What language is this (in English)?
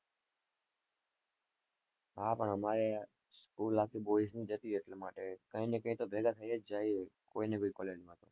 Gujarati